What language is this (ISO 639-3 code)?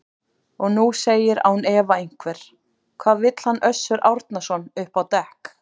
isl